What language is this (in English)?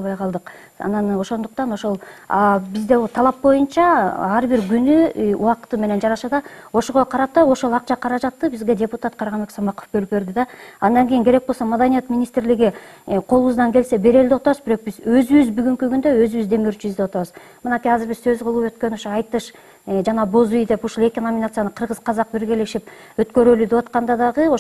Turkish